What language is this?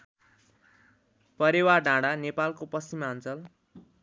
Nepali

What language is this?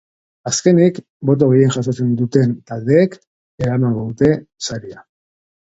Basque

